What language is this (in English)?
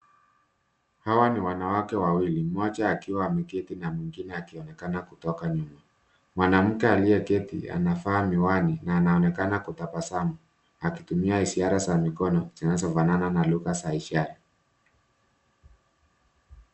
Swahili